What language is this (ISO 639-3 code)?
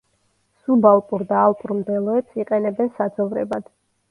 kat